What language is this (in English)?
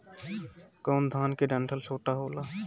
Bhojpuri